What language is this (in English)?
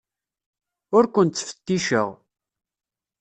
Kabyle